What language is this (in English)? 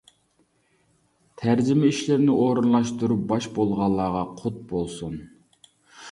Uyghur